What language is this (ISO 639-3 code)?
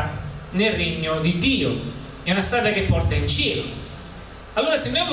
ita